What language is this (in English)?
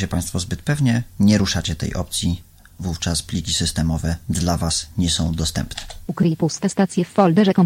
Polish